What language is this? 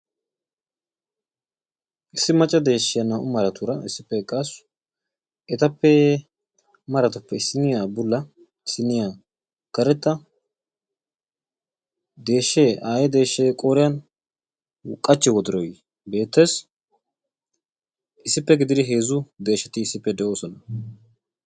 Wolaytta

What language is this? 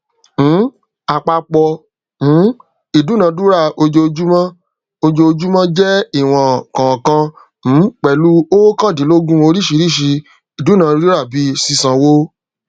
Yoruba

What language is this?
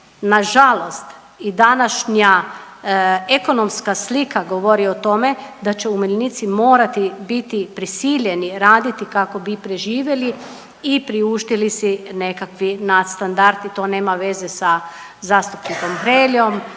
Croatian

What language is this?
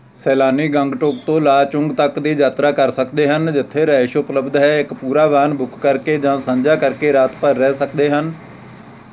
Punjabi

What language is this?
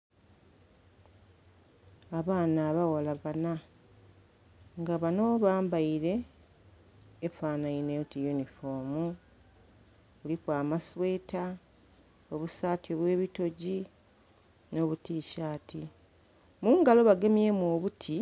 Soga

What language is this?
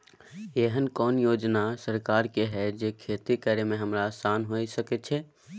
Maithili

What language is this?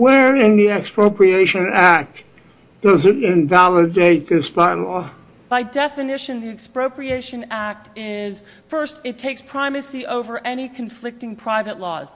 English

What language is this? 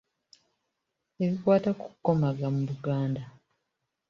Ganda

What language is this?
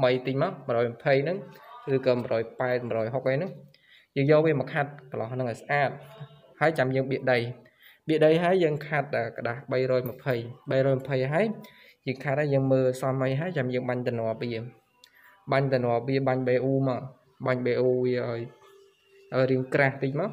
Vietnamese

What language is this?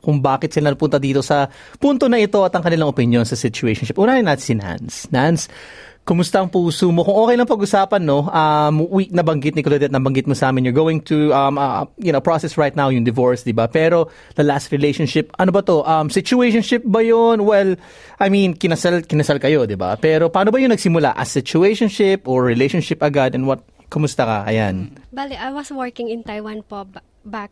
Filipino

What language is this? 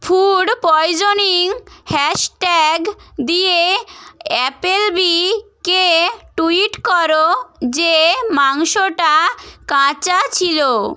Bangla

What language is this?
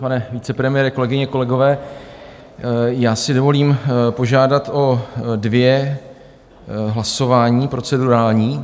Czech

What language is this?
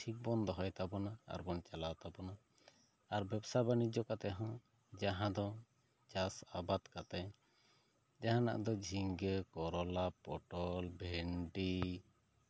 Santali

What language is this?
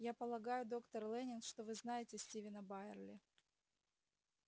Russian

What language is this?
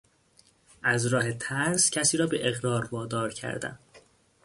Persian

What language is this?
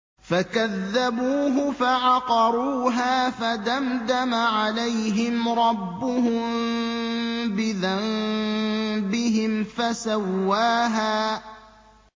Arabic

